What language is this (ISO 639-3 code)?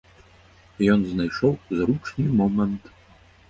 bel